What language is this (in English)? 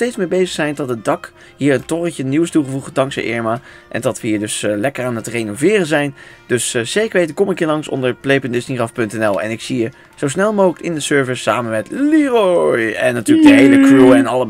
Dutch